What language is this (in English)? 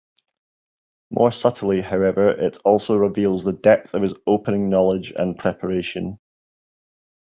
English